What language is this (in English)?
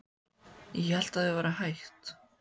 Icelandic